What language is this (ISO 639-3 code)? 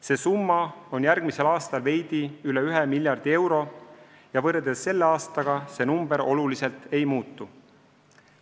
est